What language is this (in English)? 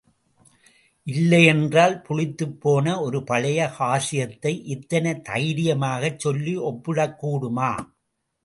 Tamil